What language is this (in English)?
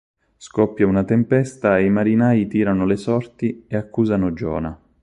Italian